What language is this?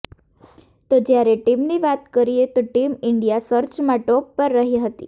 Gujarati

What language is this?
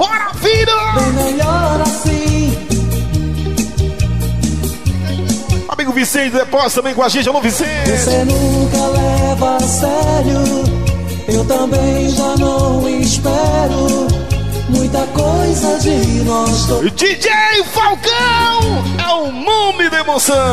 Portuguese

